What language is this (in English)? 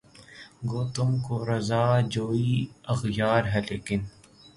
Urdu